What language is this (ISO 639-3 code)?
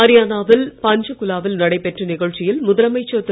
tam